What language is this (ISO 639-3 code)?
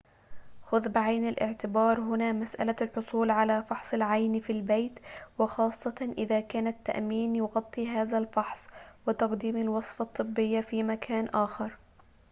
ara